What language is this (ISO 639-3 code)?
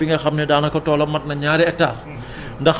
wol